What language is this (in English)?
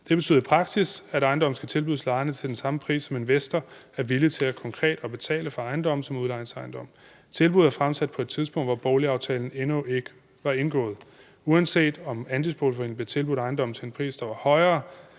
Danish